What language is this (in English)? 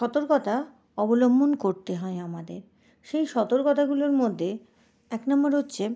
Bangla